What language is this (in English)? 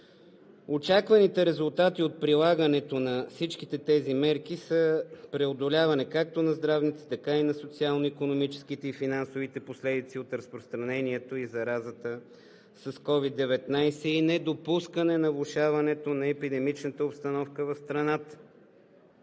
Bulgarian